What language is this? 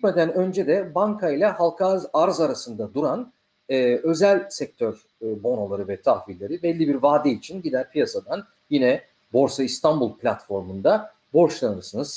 Turkish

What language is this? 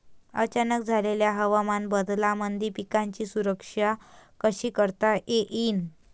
Marathi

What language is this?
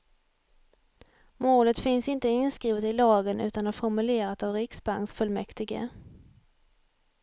Swedish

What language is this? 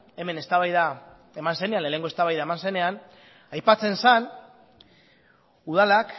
Basque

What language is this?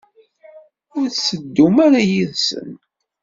Kabyle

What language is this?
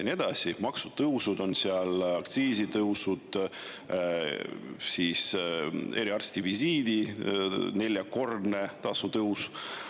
Estonian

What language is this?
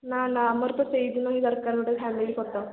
Odia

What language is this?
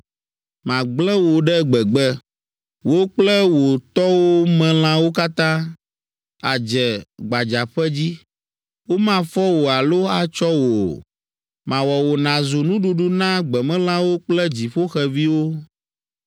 Ewe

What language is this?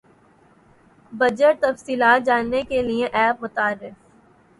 Urdu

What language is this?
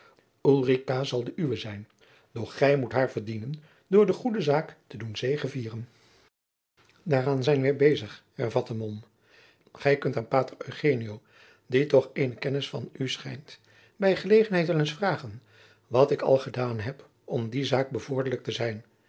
Dutch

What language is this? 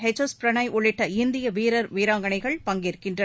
Tamil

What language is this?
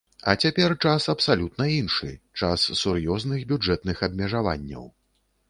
Belarusian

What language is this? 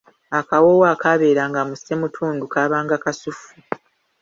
Ganda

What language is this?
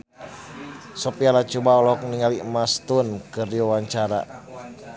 Sundanese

